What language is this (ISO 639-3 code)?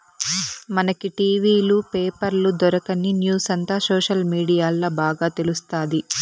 tel